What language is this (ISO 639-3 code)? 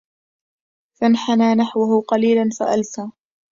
ara